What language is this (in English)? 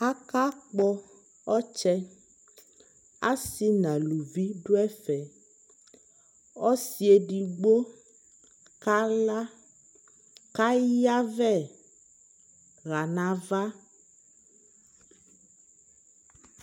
Ikposo